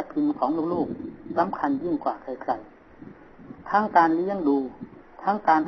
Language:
Thai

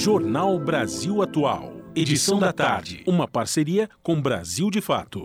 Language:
Portuguese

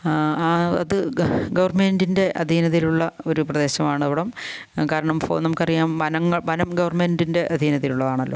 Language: Malayalam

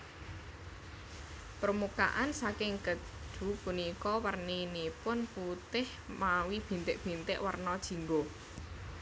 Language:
Javanese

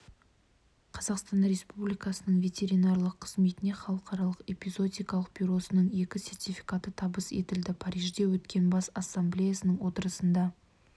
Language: Kazakh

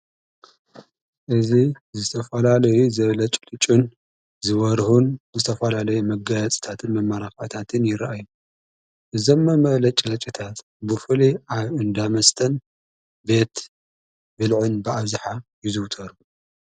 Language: Tigrinya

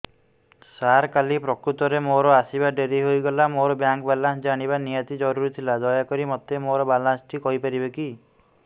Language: Odia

